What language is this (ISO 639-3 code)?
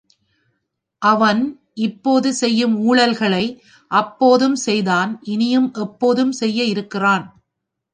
tam